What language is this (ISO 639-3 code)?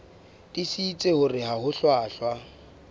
sot